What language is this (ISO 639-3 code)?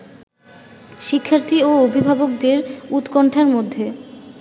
ben